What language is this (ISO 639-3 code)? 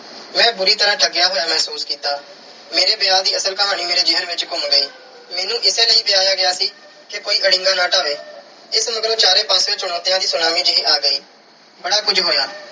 pan